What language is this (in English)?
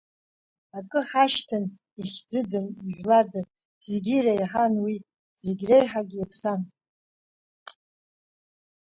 Abkhazian